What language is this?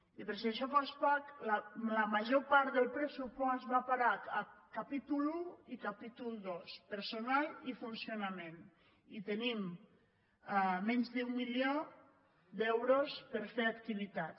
Catalan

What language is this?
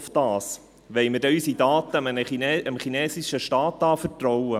Swiss German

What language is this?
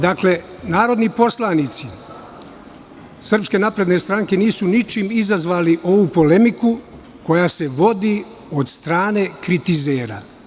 Serbian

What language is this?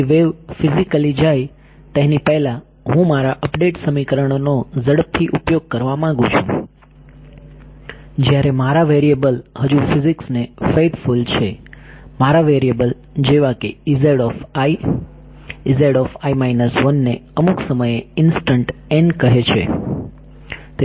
Gujarati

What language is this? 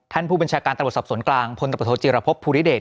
Thai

